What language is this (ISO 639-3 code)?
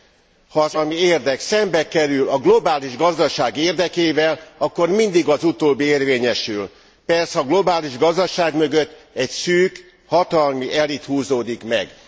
hun